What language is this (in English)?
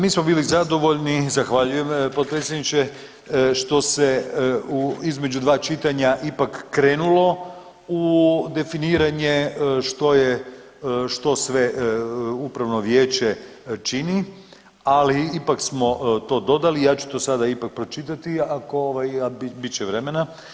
Croatian